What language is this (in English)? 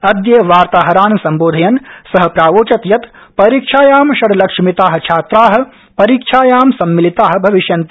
Sanskrit